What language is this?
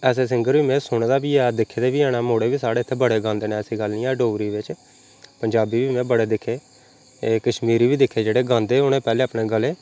Dogri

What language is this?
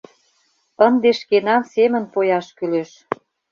Mari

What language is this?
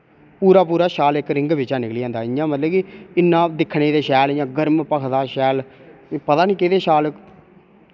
Dogri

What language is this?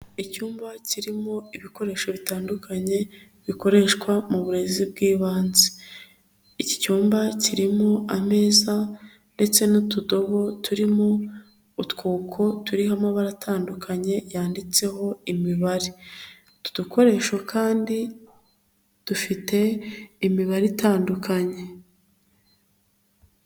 Kinyarwanda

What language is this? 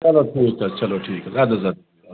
Kashmiri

